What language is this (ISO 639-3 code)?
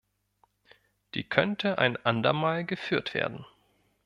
deu